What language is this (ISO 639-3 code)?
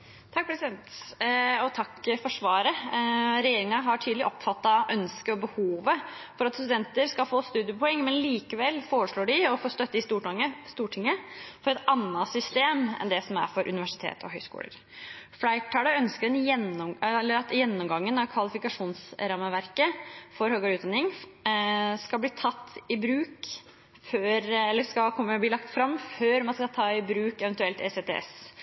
nob